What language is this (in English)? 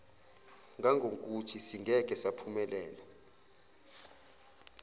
Zulu